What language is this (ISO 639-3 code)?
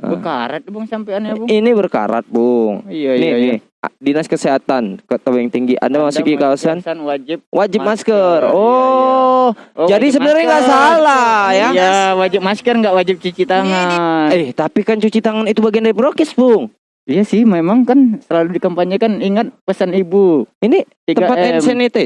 ind